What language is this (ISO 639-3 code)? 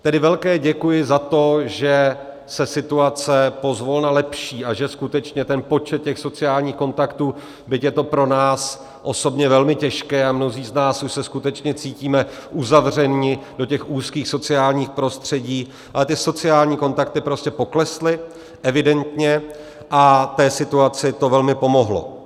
ces